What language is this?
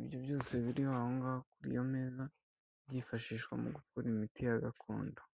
Kinyarwanda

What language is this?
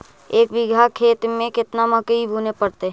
Magahi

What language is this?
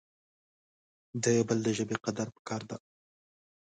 Pashto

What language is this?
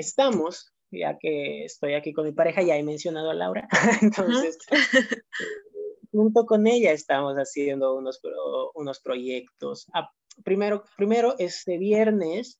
Spanish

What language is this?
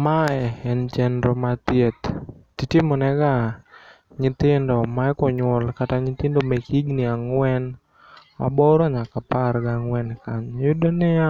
Luo (Kenya and Tanzania)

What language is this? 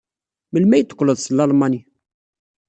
Kabyle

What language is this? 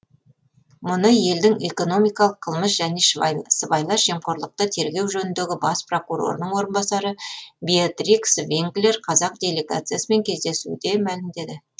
Kazakh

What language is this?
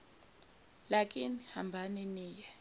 Zulu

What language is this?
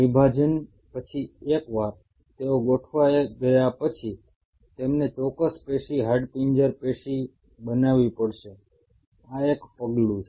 Gujarati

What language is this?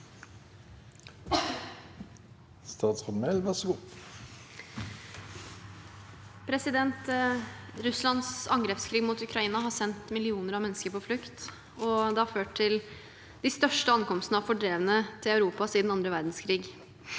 Norwegian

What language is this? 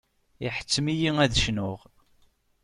Kabyle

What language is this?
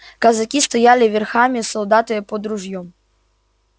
Russian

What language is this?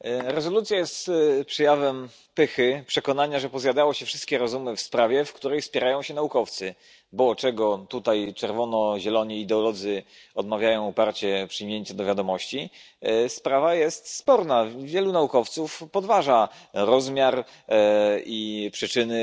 Polish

